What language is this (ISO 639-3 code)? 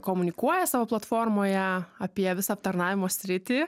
lit